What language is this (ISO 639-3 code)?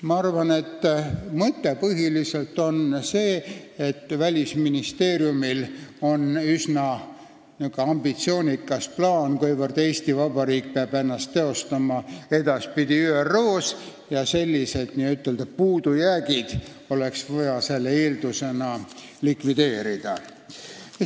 est